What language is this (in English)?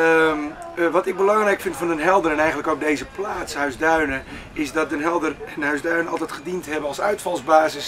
Dutch